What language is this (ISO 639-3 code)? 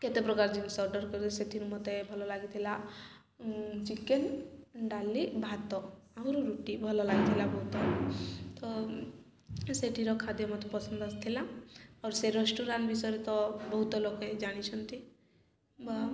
ori